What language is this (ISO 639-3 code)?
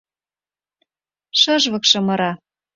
chm